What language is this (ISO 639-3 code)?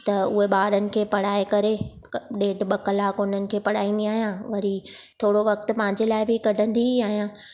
snd